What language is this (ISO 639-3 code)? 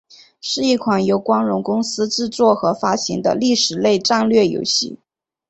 zho